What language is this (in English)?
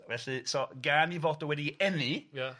Welsh